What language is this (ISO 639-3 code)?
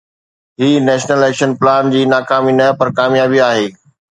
snd